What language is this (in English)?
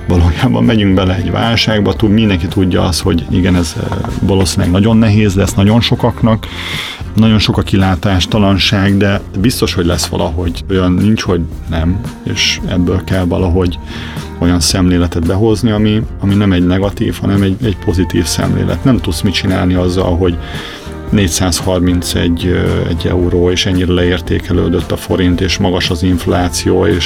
Hungarian